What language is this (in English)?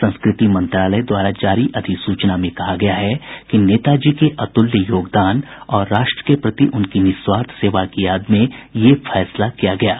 Hindi